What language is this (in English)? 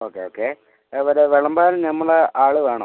Malayalam